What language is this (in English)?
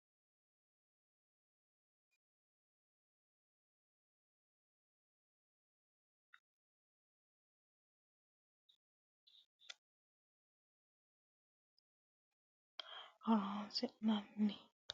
Sidamo